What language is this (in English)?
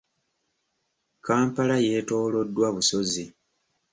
Ganda